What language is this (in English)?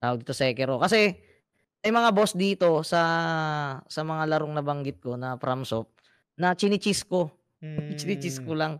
Filipino